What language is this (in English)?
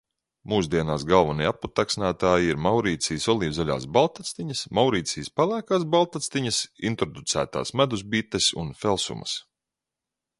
Latvian